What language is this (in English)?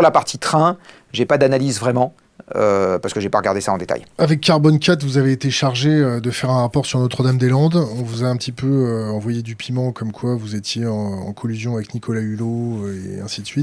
French